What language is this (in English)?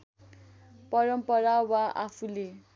Nepali